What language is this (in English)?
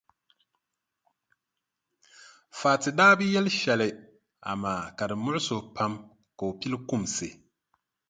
Dagbani